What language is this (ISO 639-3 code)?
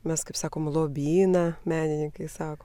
lit